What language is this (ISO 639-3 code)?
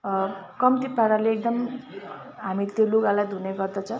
nep